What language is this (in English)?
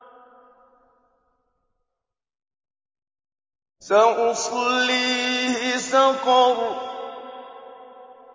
Arabic